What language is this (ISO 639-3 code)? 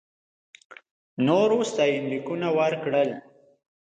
pus